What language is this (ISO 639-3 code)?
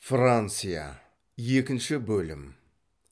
kaz